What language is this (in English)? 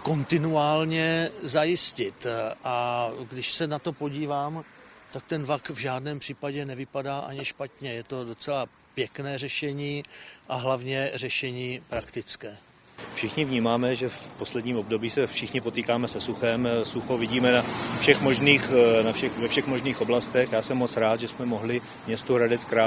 Czech